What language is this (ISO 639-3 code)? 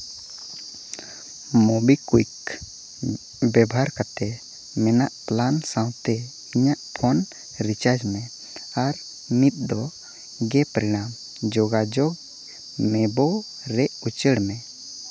sat